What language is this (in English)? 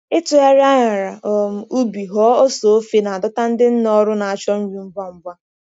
Igbo